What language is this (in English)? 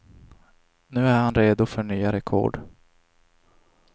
Swedish